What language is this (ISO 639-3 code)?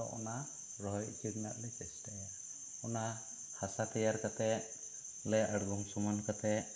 sat